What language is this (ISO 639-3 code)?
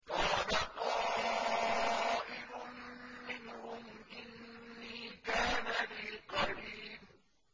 ara